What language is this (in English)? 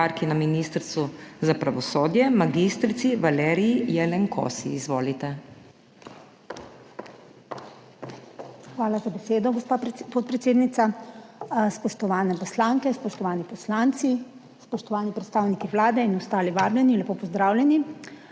Slovenian